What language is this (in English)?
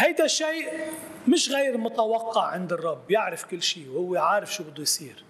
Arabic